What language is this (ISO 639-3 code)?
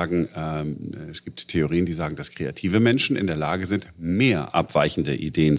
deu